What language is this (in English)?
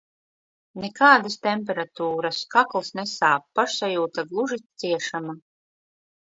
Latvian